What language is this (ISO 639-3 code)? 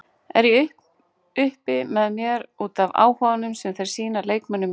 isl